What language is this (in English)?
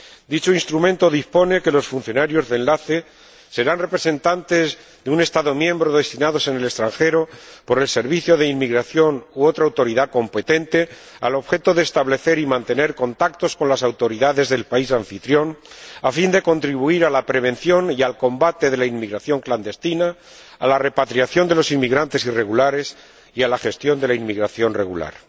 Spanish